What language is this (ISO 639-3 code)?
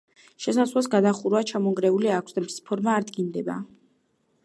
kat